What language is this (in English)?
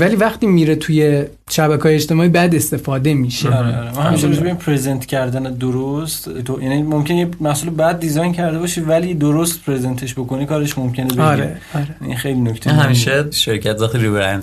Persian